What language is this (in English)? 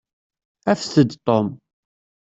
Kabyle